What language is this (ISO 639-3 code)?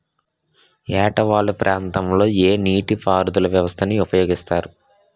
tel